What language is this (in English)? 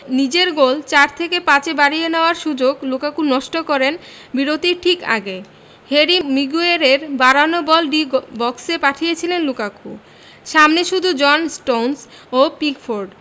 Bangla